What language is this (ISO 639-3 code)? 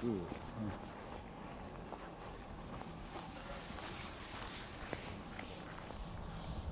kor